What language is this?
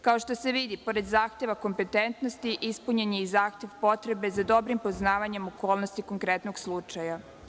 Serbian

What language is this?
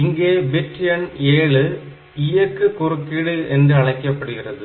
Tamil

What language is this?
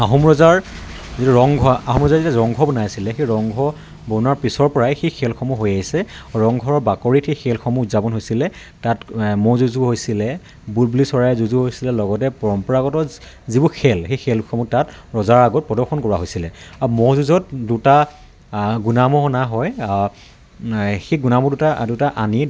Assamese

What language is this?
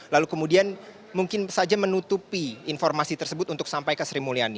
Indonesian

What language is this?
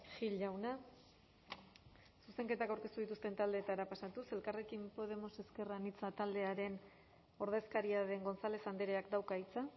Basque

